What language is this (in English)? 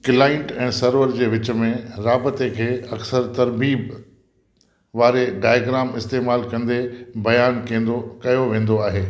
Sindhi